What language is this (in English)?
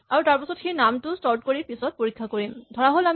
Assamese